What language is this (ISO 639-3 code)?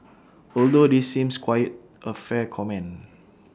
eng